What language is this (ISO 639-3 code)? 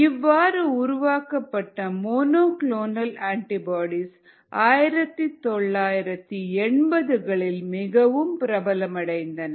tam